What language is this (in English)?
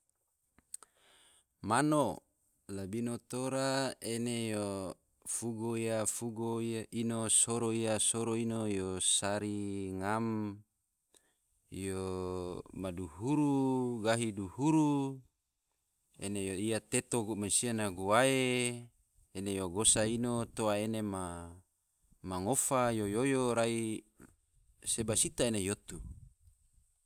Tidore